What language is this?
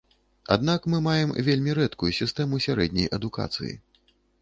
Belarusian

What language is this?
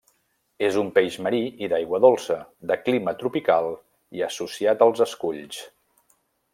Catalan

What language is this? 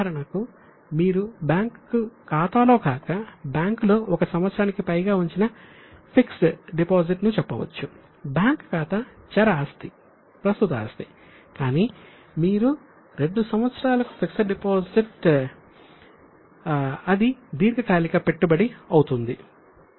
Telugu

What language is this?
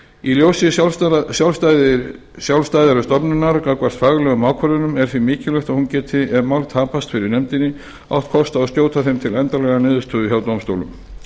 Icelandic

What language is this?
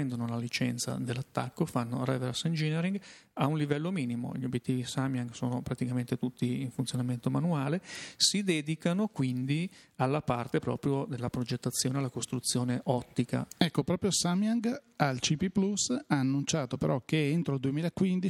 Italian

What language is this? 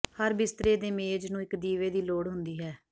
Punjabi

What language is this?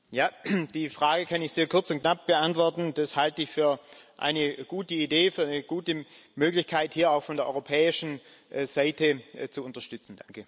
German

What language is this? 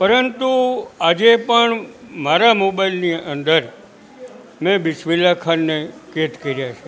Gujarati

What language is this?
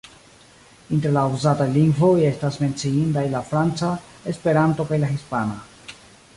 Esperanto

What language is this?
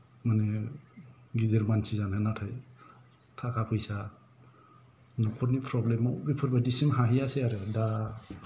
Bodo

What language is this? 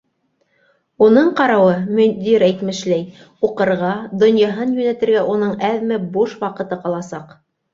Bashkir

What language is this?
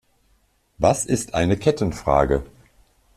German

